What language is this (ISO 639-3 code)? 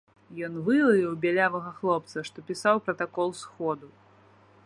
bel